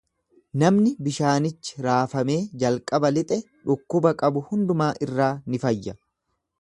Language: Oromo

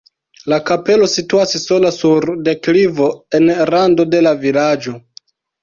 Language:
Esperanto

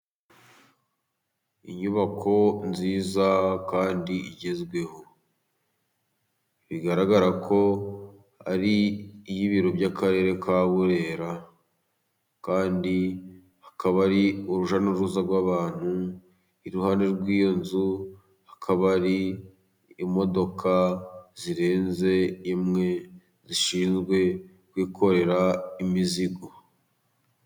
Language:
Kinyarwanda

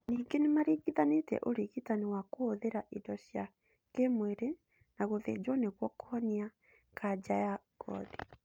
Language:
Kikuyu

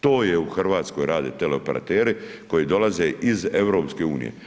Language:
Croatian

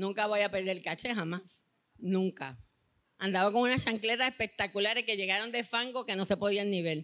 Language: Spanish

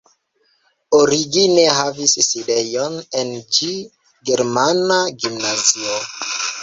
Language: Esperanto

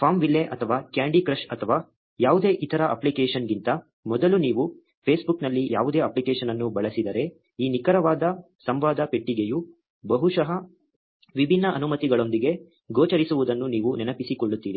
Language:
Kannada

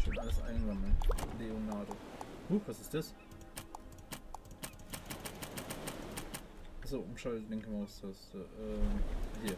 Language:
German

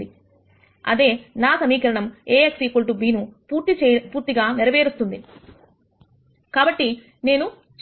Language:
Telugu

